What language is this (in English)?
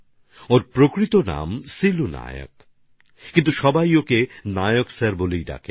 Bangla